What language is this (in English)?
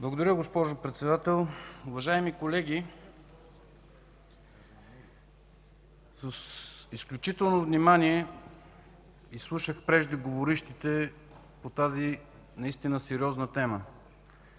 Bulgarian